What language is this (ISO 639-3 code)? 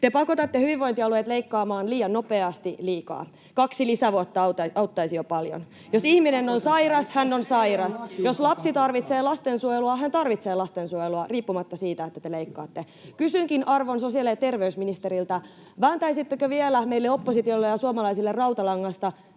fin